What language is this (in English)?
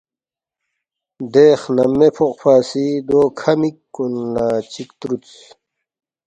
Balti